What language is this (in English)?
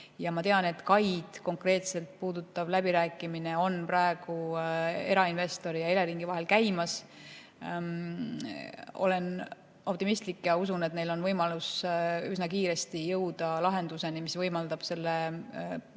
Estonian